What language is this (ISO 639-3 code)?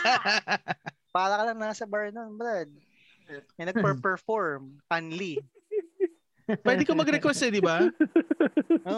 fil